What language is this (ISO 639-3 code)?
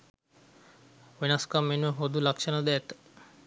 sin